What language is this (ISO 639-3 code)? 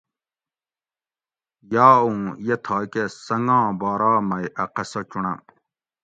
gwc